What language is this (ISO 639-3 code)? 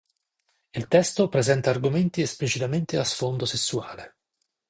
ita